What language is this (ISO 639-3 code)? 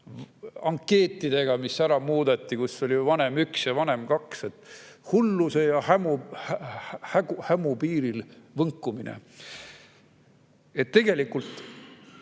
est